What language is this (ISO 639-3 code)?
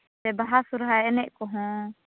sat